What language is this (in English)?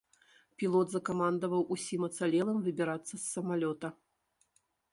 Belarusian